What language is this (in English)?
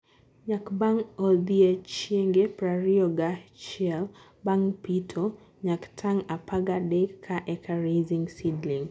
Luo (Kenya and Tanzania)